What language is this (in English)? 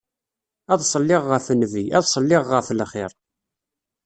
Kabyle